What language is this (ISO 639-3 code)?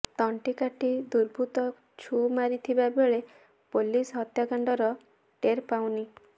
ori